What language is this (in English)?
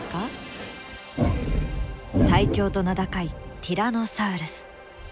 Japanese